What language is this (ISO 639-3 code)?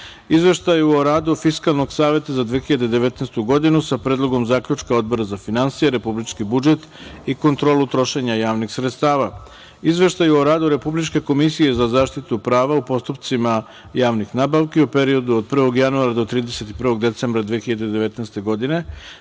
srp